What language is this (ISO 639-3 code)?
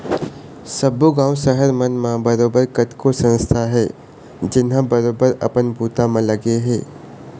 hne